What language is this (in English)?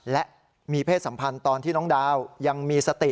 Thai